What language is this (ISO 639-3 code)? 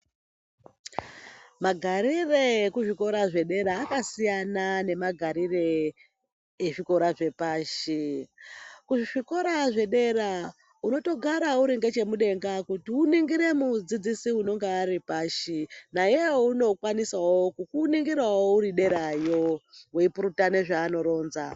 ndc